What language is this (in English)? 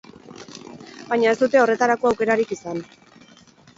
Basque